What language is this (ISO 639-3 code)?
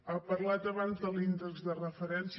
cat